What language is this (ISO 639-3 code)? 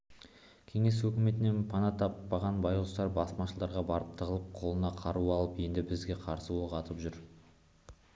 kaz